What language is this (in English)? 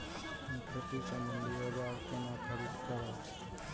Maithili